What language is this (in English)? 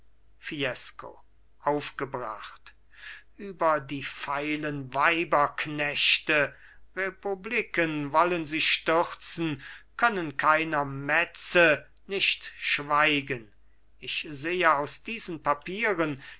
German